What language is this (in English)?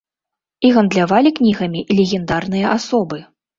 Belarusian